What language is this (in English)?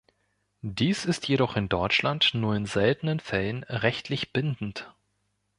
German